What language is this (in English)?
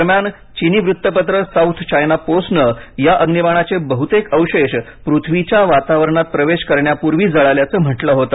Marathi